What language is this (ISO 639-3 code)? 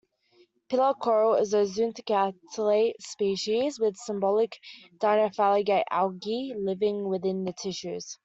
eng